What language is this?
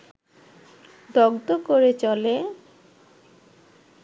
Bangla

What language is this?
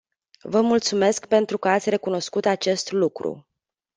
Romanian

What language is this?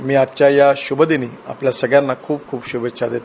Marathi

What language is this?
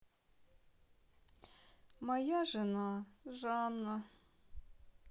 Russian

